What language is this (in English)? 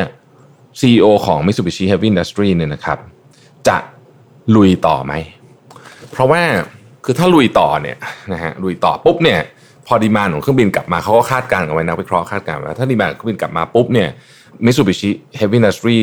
Thai